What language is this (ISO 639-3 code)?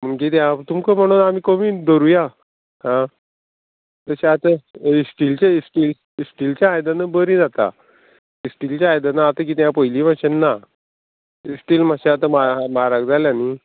kok